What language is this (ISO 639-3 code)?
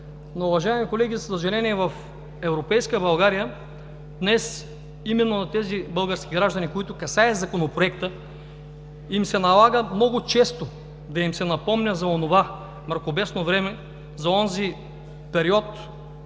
bul